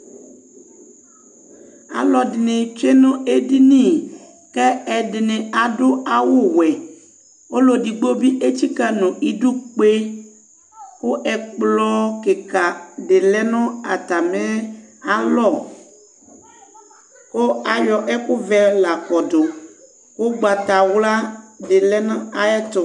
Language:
Ikposo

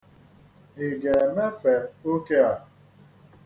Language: Igbo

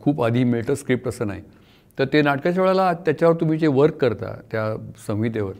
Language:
Marathi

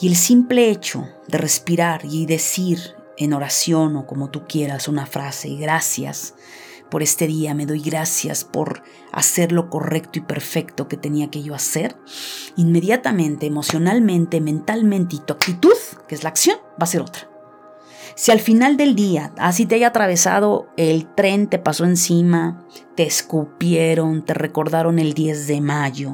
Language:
Spanish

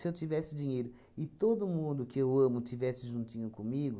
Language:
Portuguese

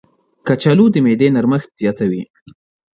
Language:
Pashto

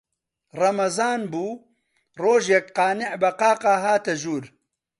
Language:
Central Kurdish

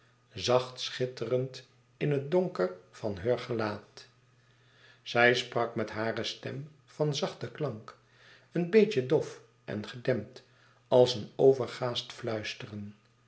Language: Dutch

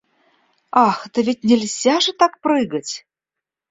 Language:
Russian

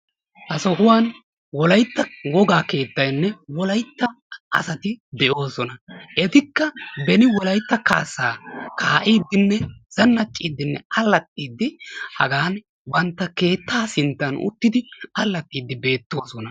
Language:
Wolaytta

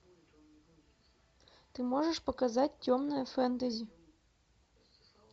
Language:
Russian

